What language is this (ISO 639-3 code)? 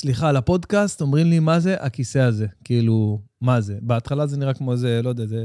heb